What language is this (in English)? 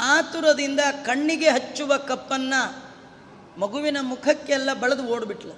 Kannada